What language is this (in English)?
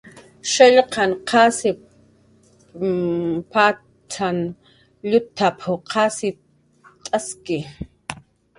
Jaqaru